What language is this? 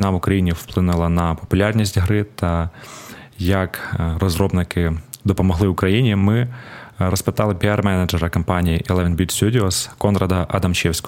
Ukrainian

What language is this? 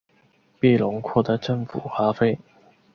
Chinese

